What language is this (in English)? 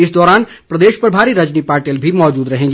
Hindi